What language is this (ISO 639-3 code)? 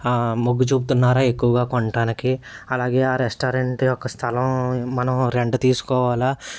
tel